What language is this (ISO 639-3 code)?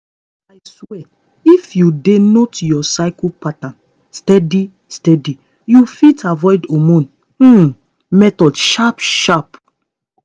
pcm